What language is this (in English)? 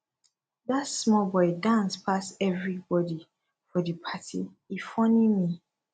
Nigerian Pidgin